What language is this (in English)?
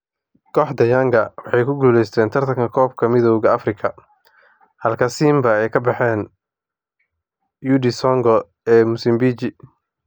Somali